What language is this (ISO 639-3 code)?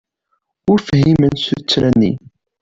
kab